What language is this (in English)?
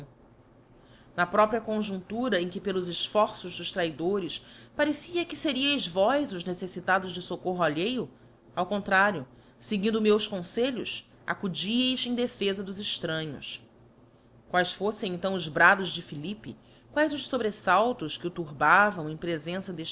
Portuguese